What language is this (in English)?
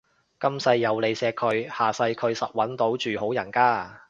Cantonese